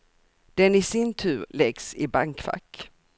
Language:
Swedish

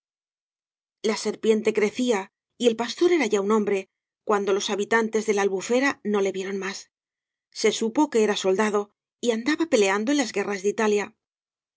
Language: Spanish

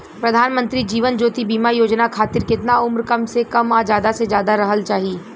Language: Bhojpuri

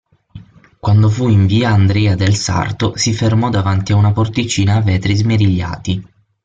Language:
Italian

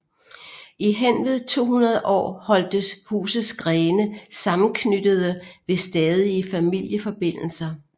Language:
Danish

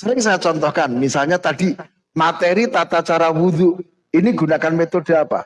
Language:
Indonesian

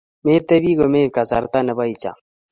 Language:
Kalenjin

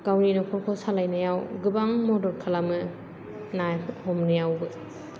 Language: Bodo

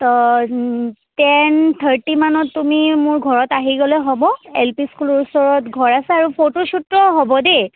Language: Assamese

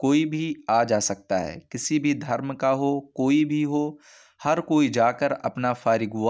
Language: Urdu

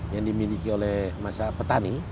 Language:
Indonesian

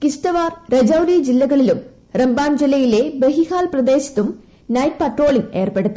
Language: Malayalam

